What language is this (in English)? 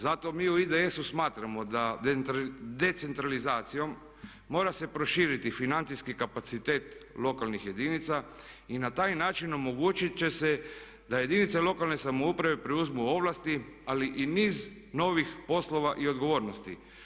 Croatian